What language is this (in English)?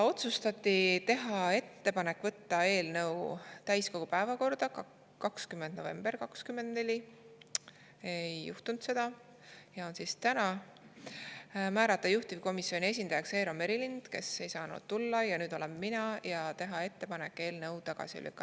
Estonian